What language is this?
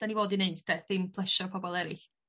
Welsh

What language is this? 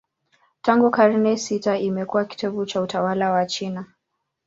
Swahili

